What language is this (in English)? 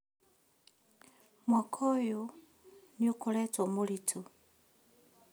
Kikuyu